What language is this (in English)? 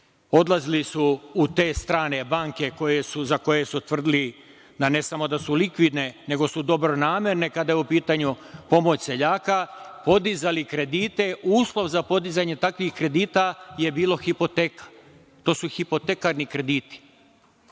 Serbian